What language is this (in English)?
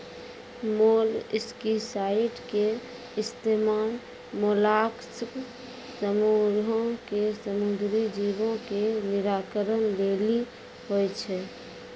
Maithili